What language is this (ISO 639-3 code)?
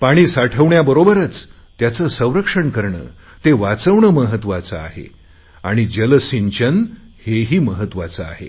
mar